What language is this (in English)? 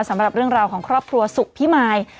Thai